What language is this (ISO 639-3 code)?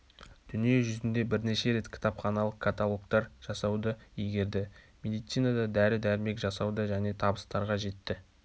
kaz